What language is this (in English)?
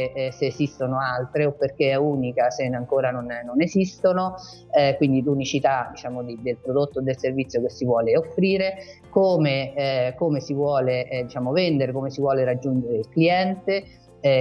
Italian